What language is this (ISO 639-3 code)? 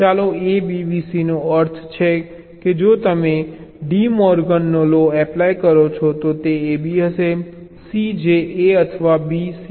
guj